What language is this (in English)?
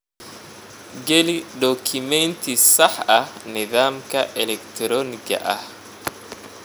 Somali